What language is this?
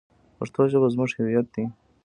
Pashto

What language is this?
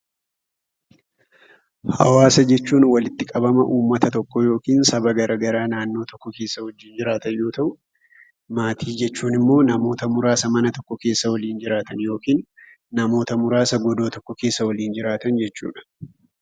Oromo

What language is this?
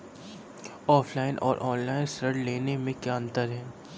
Hindi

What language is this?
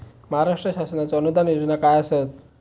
Marathi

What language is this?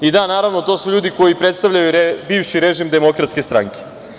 Serbian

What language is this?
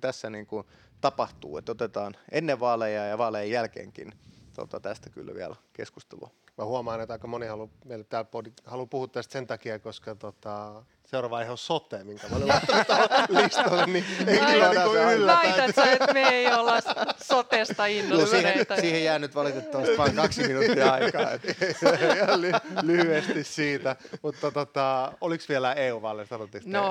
Finnish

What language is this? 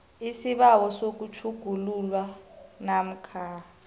South Ndebele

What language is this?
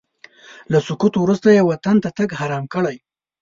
Pashto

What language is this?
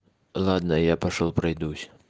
Russian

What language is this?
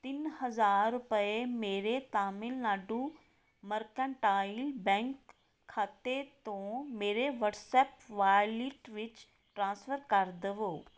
Punjabi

